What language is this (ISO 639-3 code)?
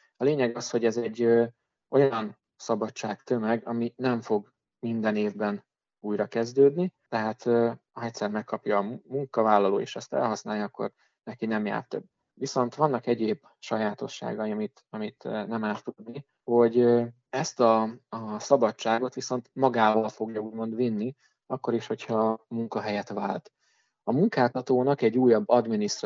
hun